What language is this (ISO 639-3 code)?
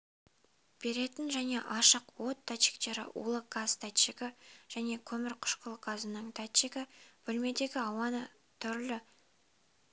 kaz